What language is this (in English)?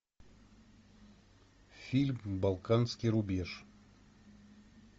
Russian